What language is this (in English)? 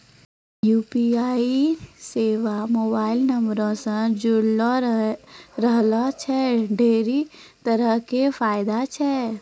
Maithili